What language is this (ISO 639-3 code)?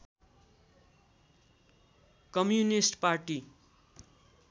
nep